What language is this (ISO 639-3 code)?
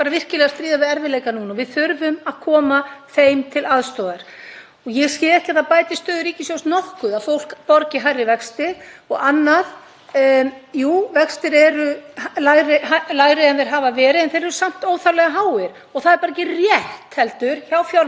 isl